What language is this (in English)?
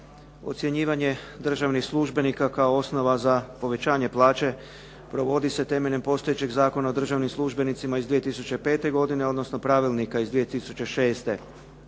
Croatian